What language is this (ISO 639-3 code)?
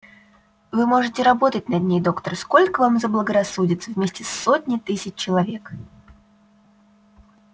rus